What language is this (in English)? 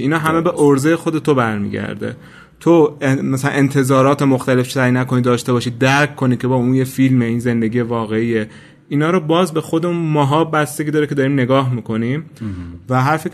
Persian